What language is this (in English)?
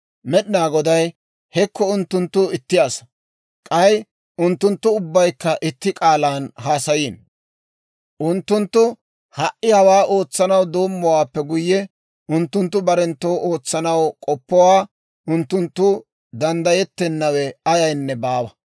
Dawro